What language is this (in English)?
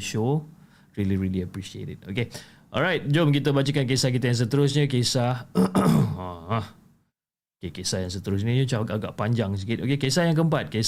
Malay